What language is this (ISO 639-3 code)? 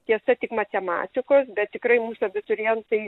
lit